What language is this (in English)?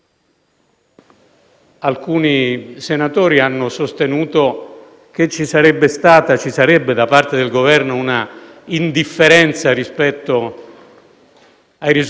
Italian